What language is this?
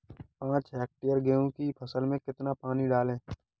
Hindi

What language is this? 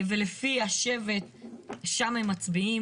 Hebrew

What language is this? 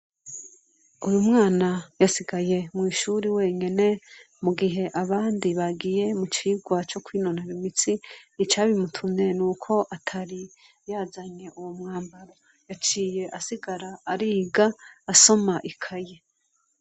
Rundi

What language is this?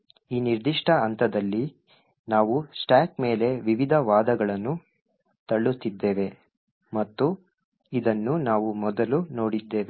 Kannada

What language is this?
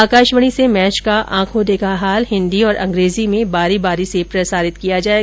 Hindi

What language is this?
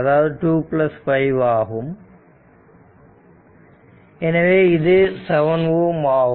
Tamil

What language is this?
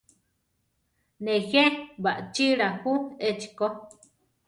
Central Tarahumara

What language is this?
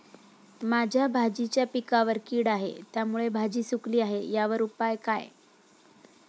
Marathi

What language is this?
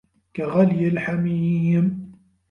Arabic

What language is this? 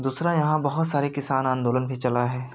Hindi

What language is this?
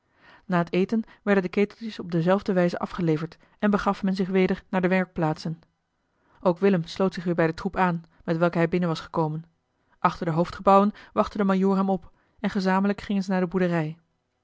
Dutch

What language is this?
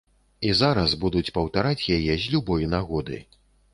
Belarusian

